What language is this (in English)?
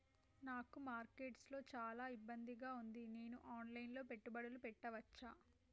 Telugu